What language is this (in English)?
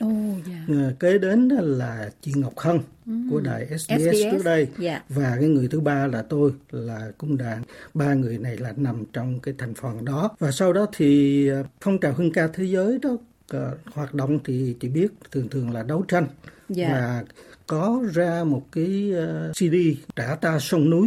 Vietnamese